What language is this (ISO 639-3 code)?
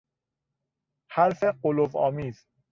fas